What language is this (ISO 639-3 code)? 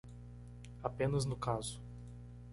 por